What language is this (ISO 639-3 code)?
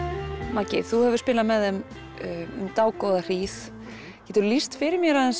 isl